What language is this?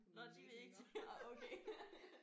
Danish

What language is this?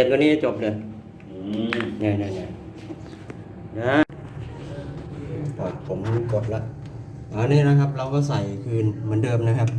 Thai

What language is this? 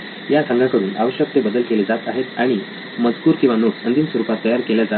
Marathi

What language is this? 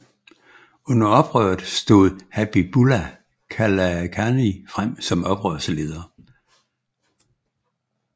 Danish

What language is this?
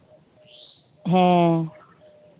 Santali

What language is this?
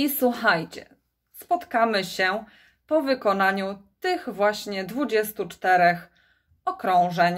Polish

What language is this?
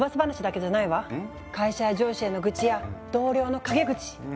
Japanese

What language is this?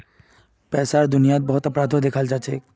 Magahi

